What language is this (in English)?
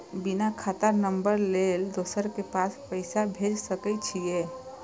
Maithili